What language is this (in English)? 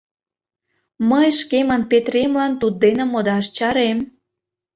Mari